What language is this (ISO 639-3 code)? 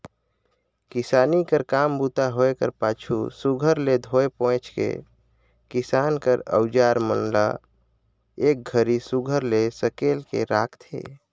hne